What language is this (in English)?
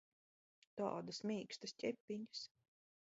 Latvian